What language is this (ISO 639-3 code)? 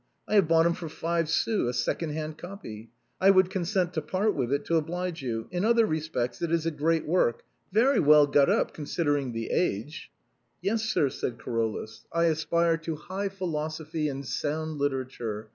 eng